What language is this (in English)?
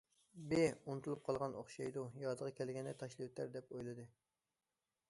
Uyghur